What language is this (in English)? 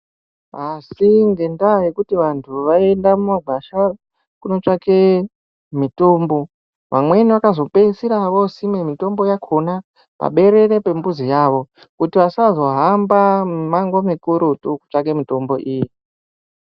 Ndau